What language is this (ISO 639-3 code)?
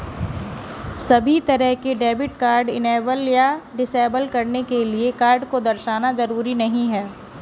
hin